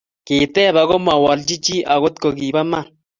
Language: Kalenjin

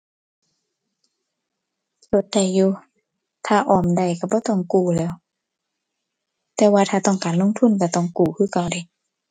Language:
Thai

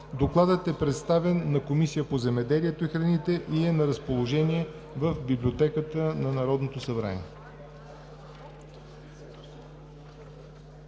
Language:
Bulgarian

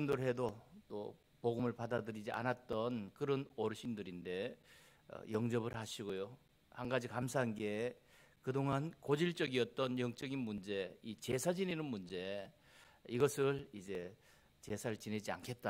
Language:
Korean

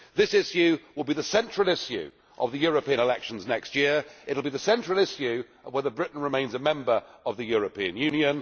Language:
English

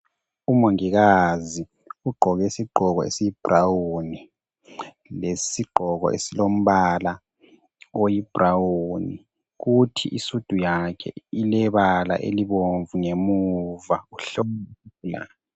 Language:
North Ndebele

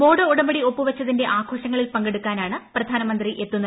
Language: Malayalam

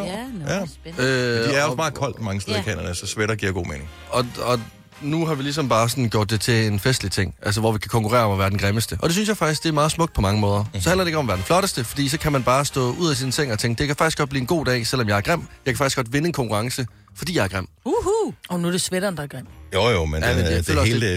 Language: Danish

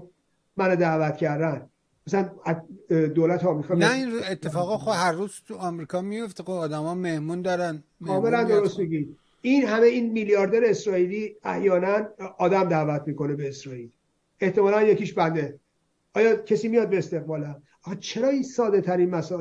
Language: Persian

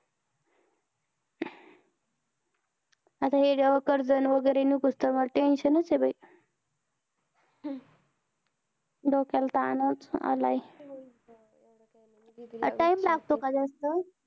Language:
Marathi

